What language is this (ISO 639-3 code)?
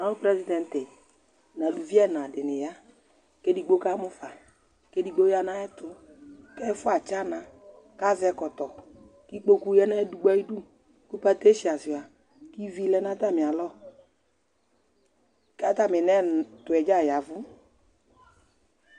kpo